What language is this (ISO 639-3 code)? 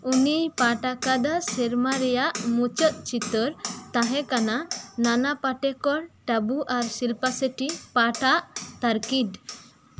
sat